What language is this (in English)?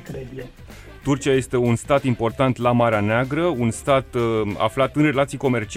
Romanian